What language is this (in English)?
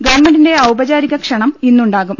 Malayalam